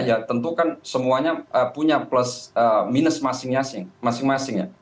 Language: Indonesian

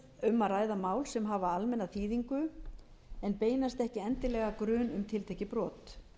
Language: Icelandic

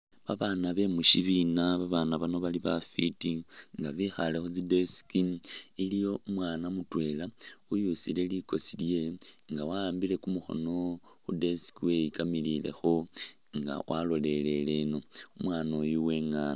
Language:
Masaaba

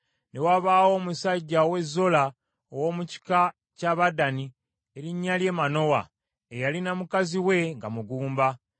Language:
Ganda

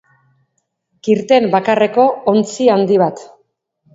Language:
Basque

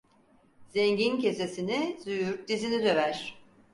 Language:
Turkish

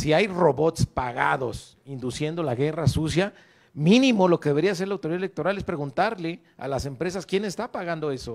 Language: Spanish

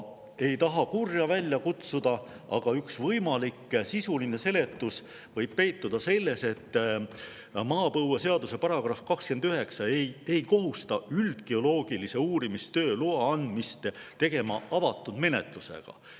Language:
Estonian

